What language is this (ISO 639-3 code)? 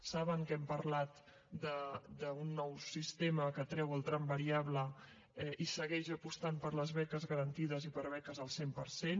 cat